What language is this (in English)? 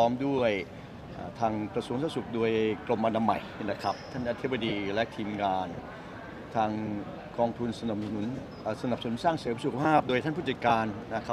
Thai